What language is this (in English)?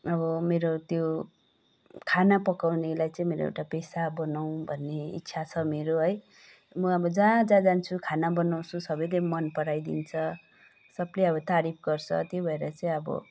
Nepali